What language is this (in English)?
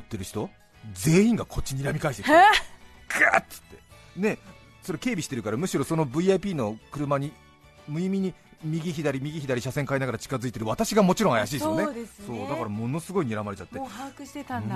Japanese